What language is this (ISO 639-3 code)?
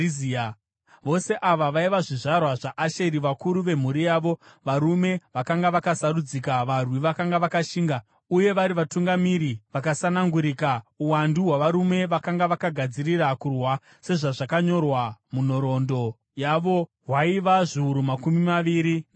sna